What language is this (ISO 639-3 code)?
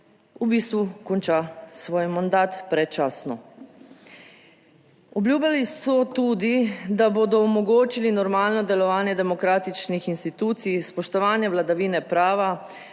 slv